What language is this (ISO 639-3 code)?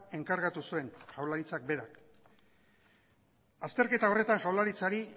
eus